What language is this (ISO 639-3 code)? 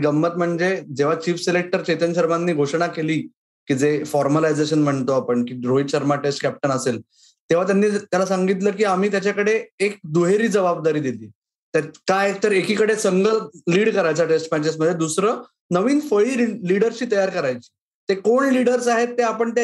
mar